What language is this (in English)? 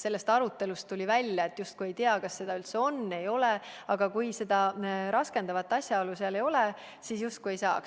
Estonian